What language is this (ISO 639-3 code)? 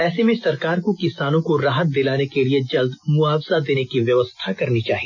hin